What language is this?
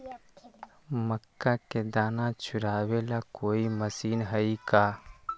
Magahi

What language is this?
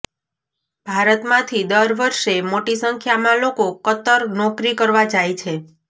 Gujarati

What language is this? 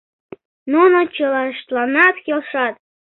Mari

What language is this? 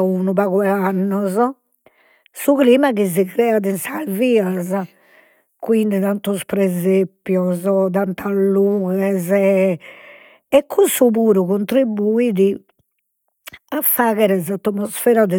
Sardinian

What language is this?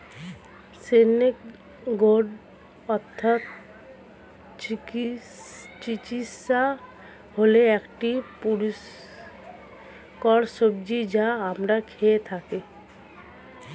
Bangla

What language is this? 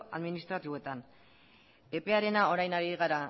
Basque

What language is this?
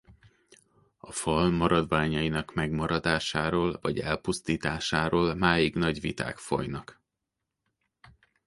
Hungarian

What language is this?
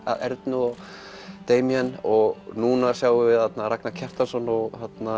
Icelandic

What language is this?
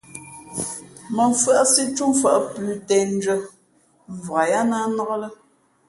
Fe'fe'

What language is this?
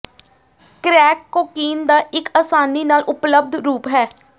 Punjabi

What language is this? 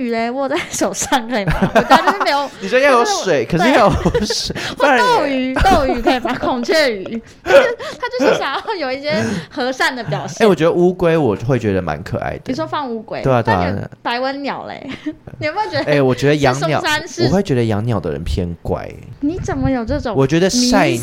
Chinese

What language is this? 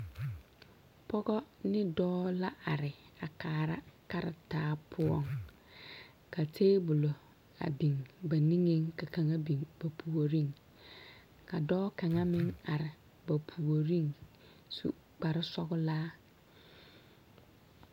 Southern Dagaare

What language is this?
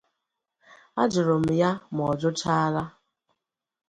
Igbo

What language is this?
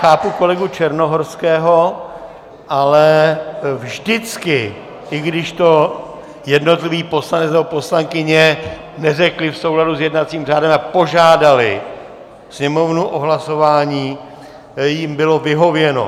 Czech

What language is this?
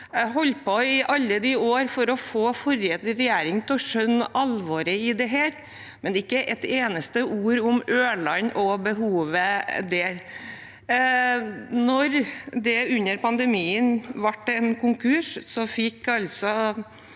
Norwegian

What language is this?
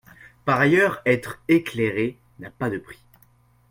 French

